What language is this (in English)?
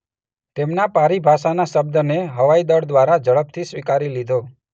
Gujarati